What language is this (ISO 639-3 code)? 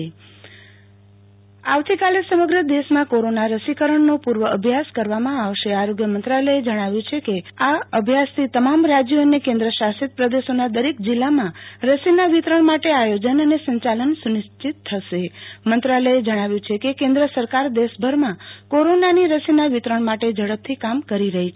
guj